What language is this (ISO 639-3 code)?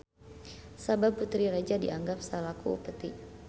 sun